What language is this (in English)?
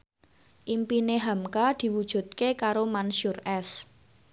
Javanese